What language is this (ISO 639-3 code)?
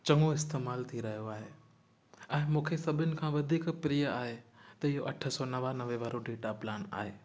snd